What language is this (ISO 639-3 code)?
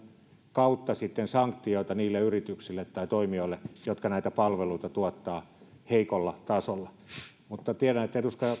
fin